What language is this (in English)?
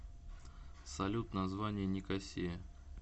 Russian